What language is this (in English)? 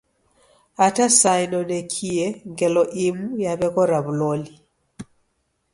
Taita